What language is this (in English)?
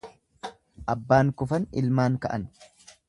Oromo